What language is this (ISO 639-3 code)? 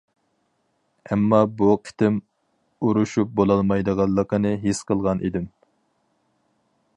uig